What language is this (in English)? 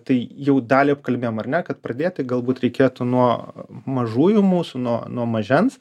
Lithuanian